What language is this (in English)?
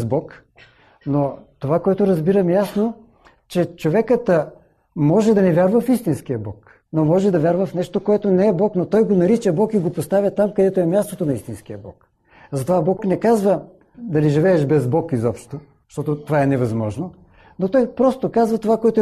Bulgarian